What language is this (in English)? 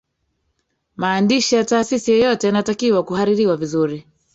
Swahili